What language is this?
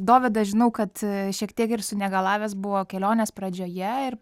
Lithuanian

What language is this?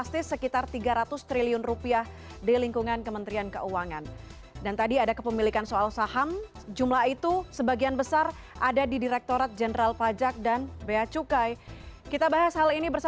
Indonesian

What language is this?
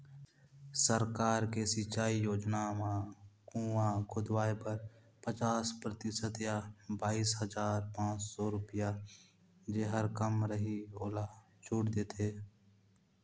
Chhattisgarhi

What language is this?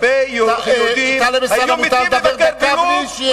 Hebrew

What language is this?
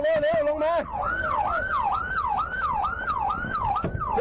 Thai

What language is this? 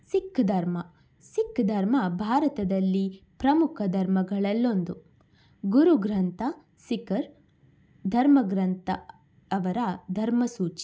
Kannada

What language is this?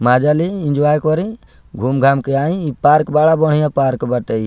Bhojpuri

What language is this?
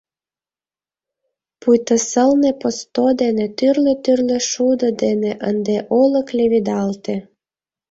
Mari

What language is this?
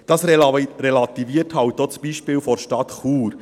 Swiss German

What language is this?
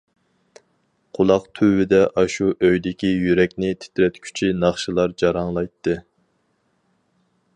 Uyghur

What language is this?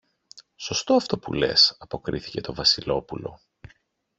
Greek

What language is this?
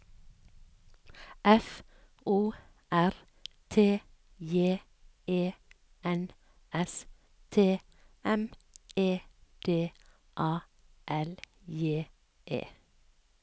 Norwegian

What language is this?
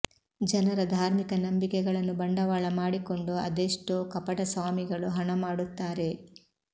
Kannada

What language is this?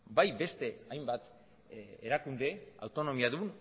Basque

